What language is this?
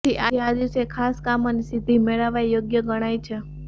Gujarati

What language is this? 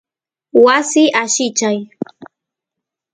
Santiago del Estero Quichua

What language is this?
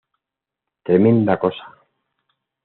Spanish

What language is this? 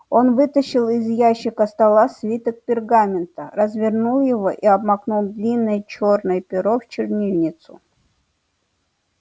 Russian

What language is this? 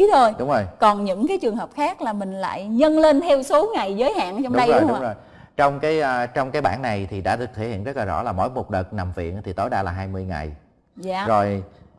Vietnamese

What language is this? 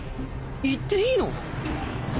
Japanese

